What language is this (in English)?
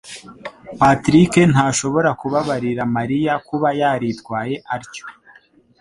Kinyarwanda